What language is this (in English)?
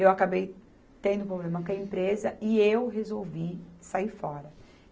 Portuguese